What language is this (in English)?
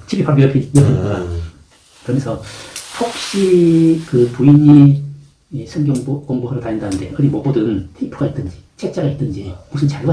Korean